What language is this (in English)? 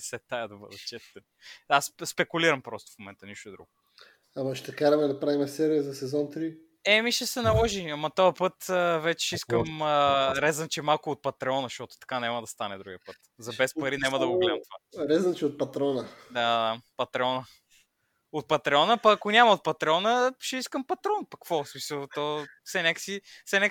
Bulgarian